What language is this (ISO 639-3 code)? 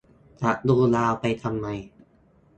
tha